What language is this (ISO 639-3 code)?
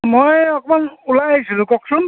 asm